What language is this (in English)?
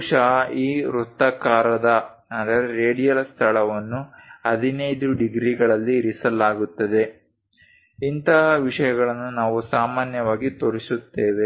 Kannada